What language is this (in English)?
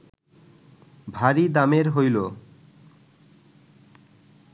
Bangla